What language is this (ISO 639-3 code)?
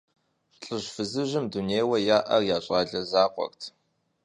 kbd